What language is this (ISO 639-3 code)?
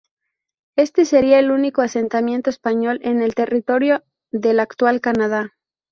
spa